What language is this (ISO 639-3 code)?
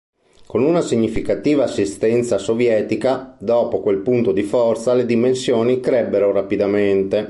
ita